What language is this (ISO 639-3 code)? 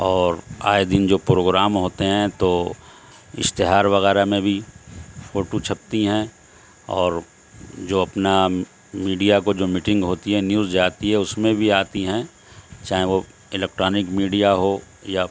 urd